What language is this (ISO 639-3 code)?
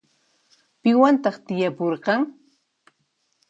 qxp